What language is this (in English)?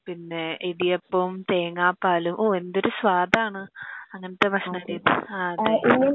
Malayalam